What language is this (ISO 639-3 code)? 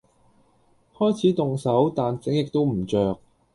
yue